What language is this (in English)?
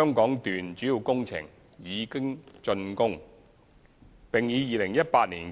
Cantonese